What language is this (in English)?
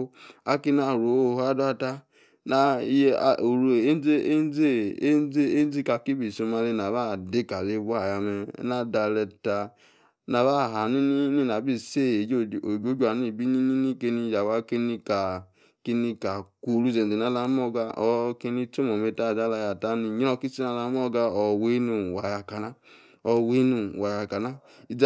Yace